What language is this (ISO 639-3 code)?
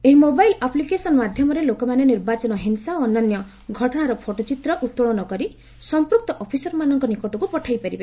ori